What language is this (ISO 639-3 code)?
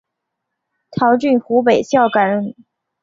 zho